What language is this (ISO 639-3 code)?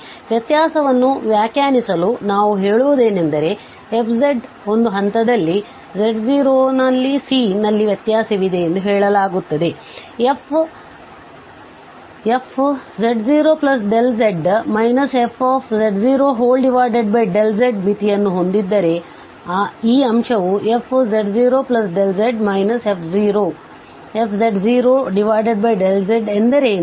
kan